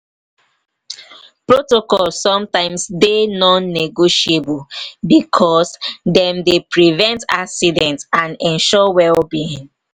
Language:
Nigerian Pidgin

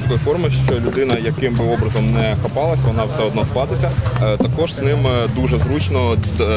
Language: Ukrainian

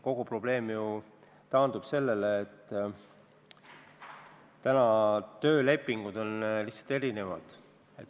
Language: Estonian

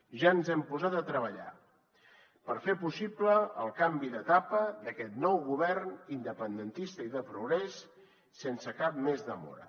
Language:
Catalan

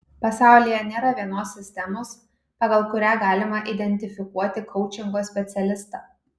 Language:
Lithuanian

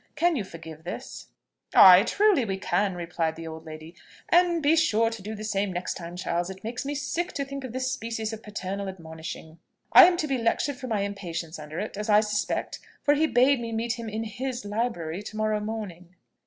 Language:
English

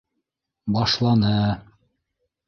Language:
Bashkir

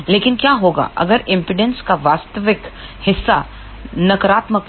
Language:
Hindi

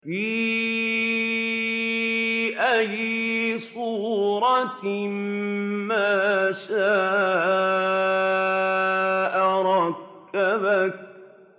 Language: Arabic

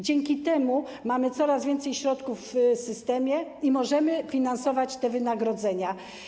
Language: Polish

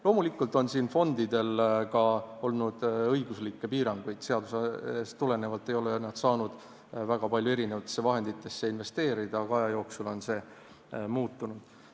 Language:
Estonian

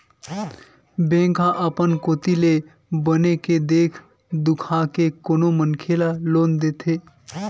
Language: Chhattisgarhi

